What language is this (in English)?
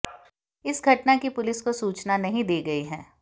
Hindi